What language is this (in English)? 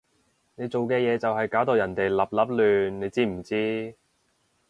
Cantonese